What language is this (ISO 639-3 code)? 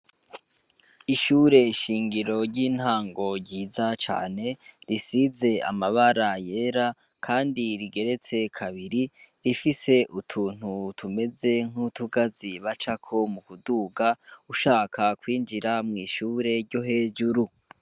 run